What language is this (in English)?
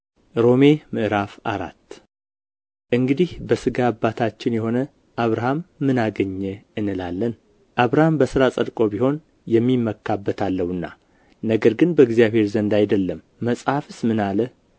Amharic